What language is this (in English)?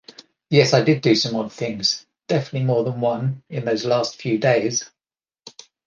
English